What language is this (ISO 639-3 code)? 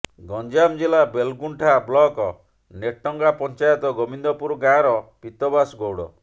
ori